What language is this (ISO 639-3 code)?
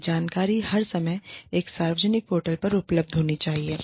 hin